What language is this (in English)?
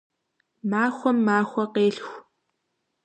Kabardian